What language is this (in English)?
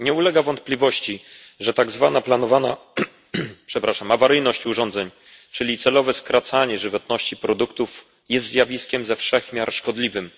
Polish